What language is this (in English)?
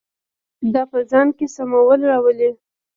Pashto